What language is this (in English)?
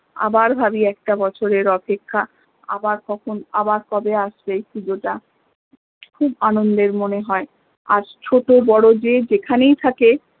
Bangla